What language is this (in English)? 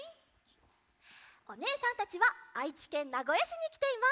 Japanese